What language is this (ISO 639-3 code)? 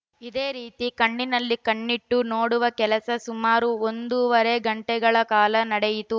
kan